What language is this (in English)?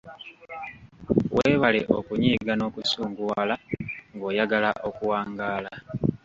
Ganda